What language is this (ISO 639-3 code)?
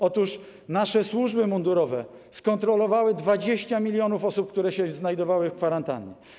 pol